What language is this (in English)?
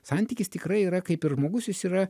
Lithuanian